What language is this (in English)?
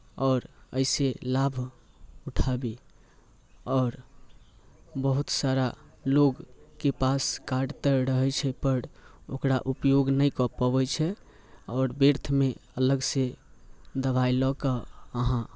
Maithili